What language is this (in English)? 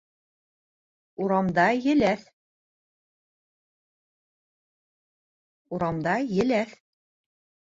Bashkir